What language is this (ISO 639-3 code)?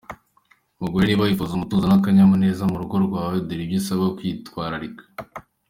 kin